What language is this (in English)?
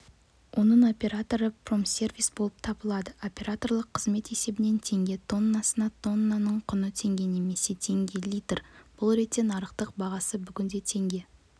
Kazakh